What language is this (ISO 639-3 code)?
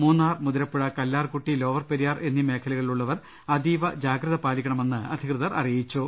mal